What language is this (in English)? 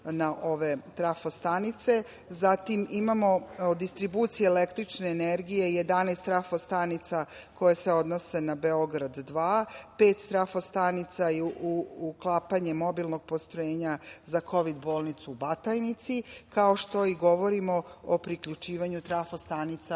Serbian